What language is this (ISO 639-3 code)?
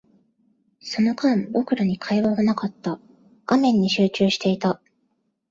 jpn